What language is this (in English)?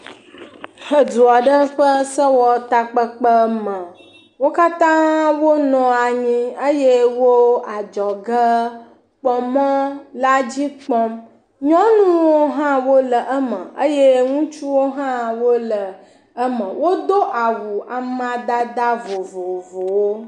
Ewe